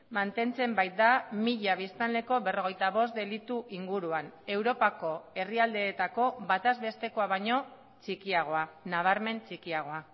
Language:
Basque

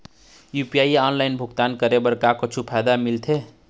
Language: Chhattisgarhi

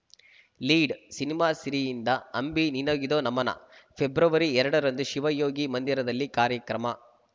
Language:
Kannada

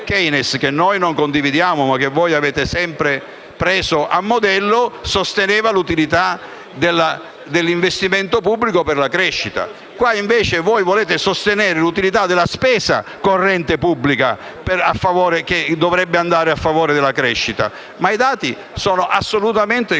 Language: Italian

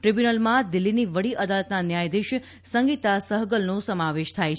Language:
Gujarati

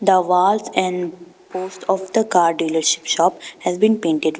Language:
English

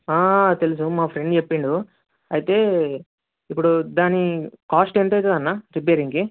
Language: Telugu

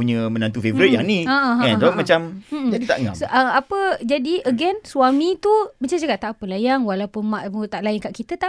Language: Malay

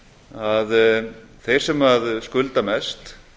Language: Icelandic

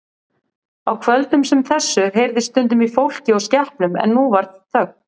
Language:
Icelandic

